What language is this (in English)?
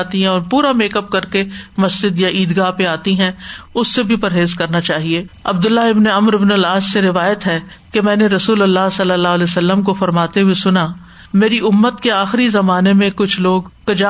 Urdu